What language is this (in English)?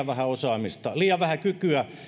Finnish